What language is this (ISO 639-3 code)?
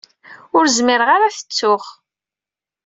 kab